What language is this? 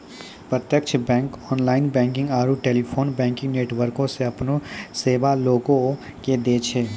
Maithili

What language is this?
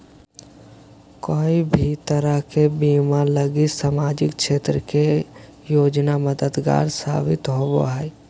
Magahi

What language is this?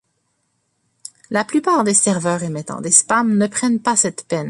French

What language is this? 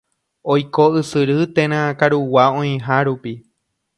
Guarani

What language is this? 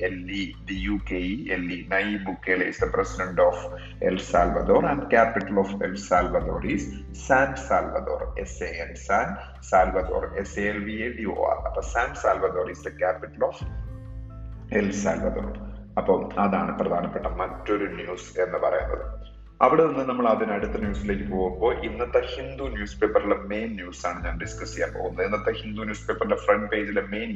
Malayalam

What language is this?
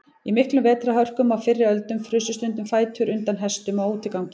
Icelandic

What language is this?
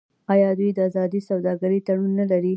Pashto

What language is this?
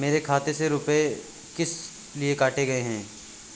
Hindi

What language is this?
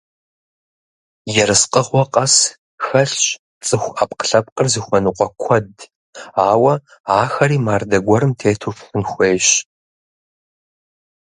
Kabardian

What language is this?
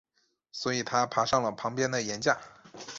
Chinese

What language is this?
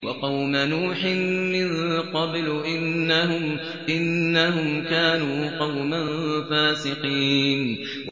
Arabic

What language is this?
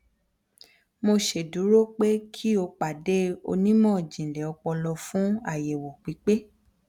Yoruba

